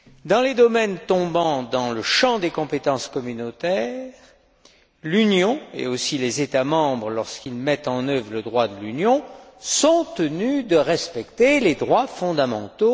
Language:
French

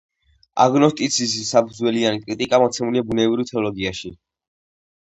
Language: Georgian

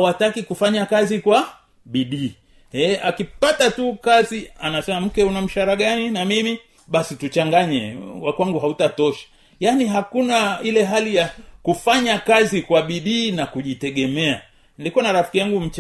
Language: Swahili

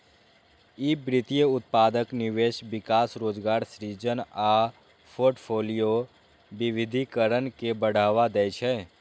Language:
Maithili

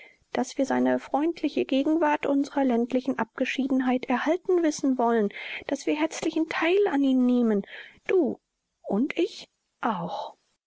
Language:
German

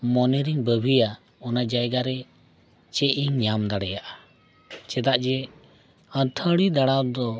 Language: Santali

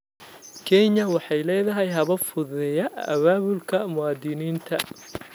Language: Somali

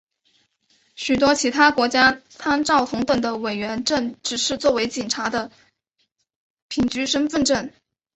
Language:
Chinese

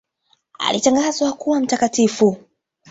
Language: Swahili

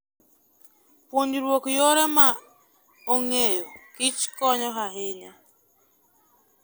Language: Luo (Kenya and Tanzania)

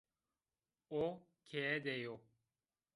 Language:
Zaza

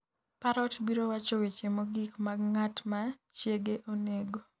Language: Luo (Kenya and Tanzania)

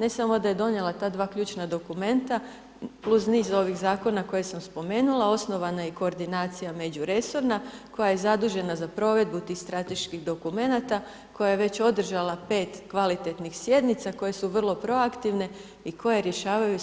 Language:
Croatian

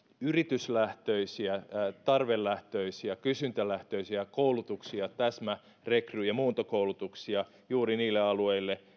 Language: Finnish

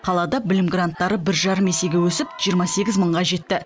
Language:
Kazakh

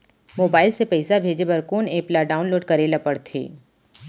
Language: Chhattisgarhi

